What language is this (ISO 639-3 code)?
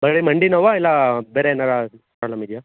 kan